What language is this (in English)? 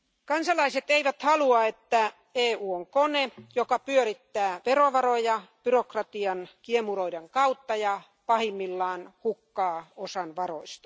Finnish